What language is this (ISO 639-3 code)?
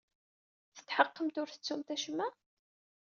kab